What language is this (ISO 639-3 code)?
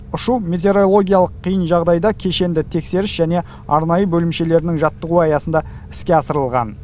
kaz